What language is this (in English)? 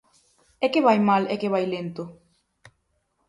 Galician